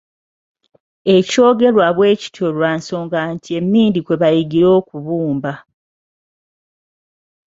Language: Ganda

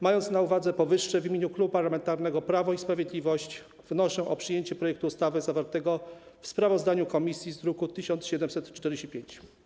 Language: Polish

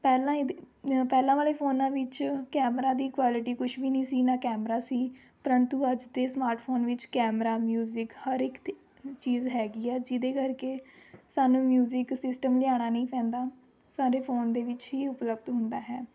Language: Punjabi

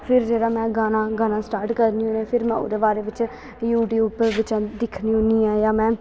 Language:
Dogri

